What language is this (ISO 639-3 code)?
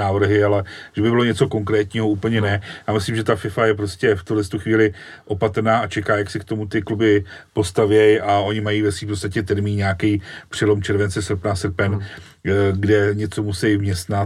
ces